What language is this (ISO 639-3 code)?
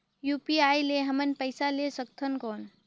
hne